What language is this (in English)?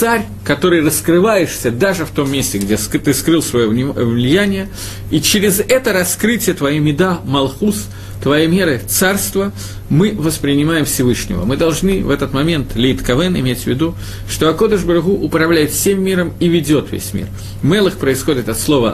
Russian